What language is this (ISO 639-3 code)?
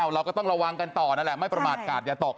tha